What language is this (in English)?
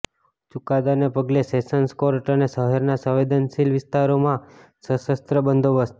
Gujarati